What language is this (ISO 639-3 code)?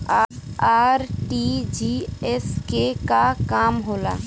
bho